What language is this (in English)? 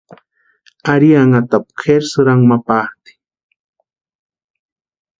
Western Highland Purepecha